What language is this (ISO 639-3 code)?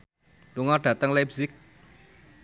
jav